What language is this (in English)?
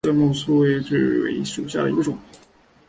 Chinese